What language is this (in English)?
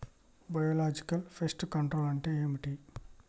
Telugu